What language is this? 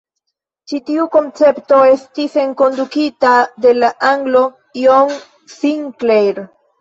Esperanto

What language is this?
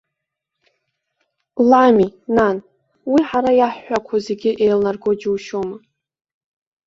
Abkhazian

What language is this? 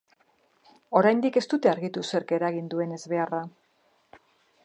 Basque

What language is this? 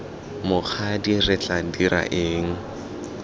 Tswana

